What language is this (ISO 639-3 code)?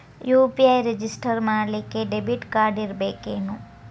kan